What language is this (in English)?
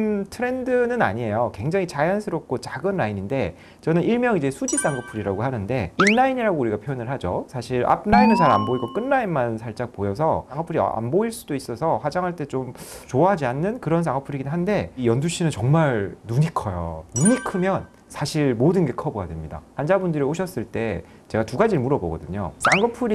Korean